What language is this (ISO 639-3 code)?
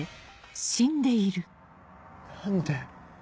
jpn